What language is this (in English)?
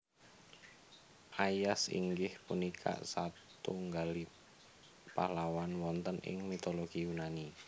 Javanese